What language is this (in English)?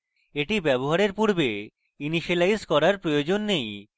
Bangla